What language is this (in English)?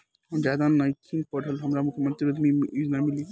Bhojpuri